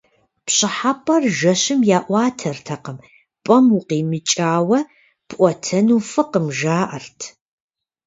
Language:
Kabardian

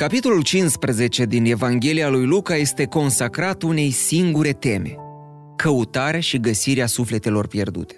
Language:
Romanian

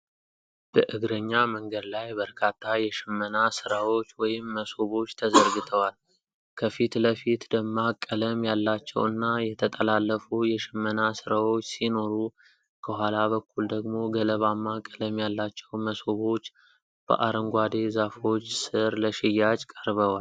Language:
Amharic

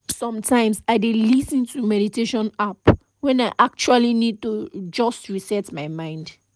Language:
Nigerian Pidgin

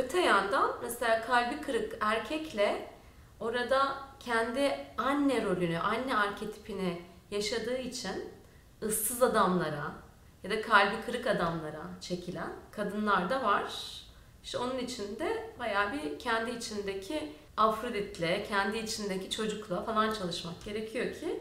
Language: Turkish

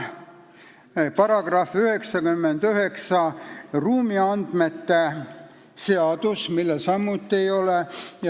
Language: Estonian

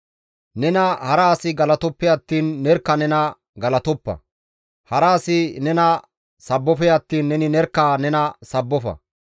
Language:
Gamo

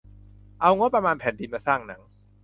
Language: Thai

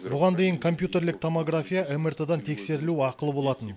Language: Kazakh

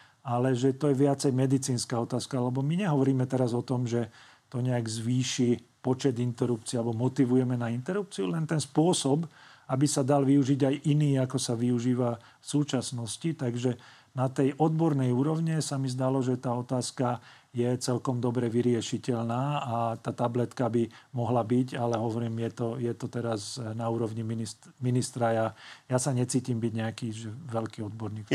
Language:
Slovak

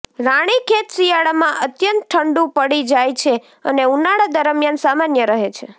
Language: Gujarati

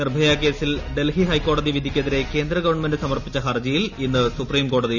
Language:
Malayalam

